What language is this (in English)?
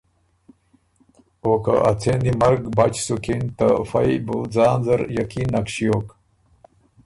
Ormuri